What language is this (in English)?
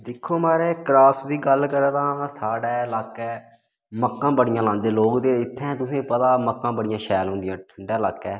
Dogri